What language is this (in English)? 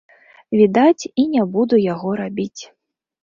Belarusian